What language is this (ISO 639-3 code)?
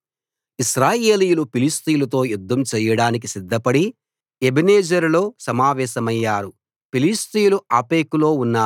tel